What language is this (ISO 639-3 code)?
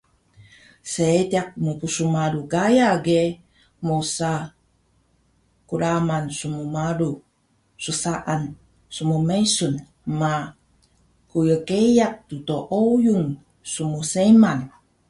trv